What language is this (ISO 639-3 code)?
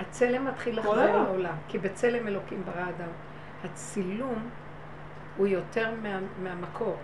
heb